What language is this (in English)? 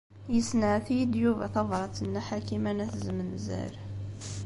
Kabyle